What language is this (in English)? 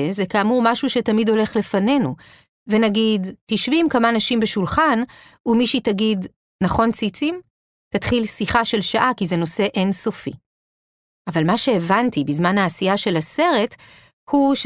Hebrew